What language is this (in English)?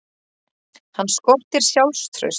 Icelandic